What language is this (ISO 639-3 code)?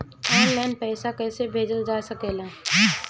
bho